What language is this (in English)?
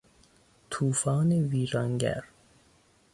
Persian